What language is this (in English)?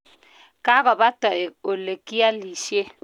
Kalenjin